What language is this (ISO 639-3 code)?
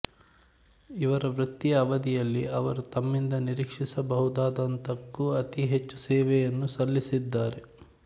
kan